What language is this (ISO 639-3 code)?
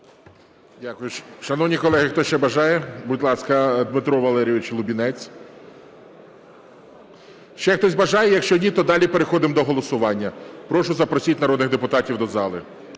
ukr